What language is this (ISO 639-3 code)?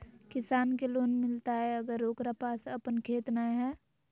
mag